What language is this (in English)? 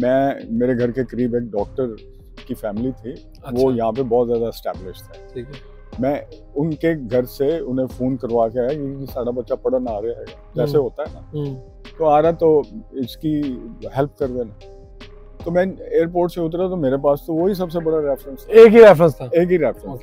Hindi